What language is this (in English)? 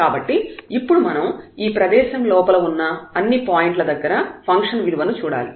Telugu